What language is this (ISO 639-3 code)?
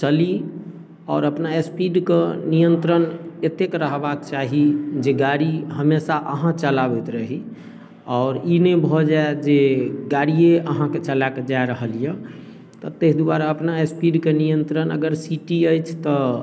mai